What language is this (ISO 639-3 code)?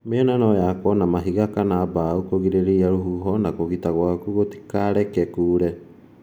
kik